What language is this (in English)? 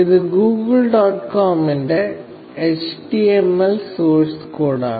Malayalam